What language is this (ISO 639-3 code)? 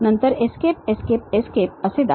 mar